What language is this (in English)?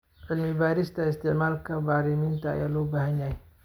Somali